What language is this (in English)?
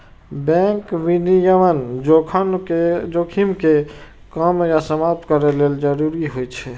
Maithili